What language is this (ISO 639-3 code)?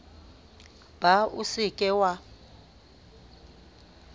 sot